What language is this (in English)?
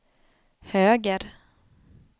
Swedish